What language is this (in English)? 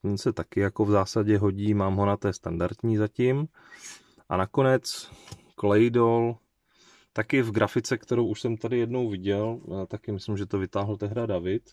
Czech